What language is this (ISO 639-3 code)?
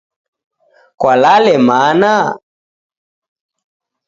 dav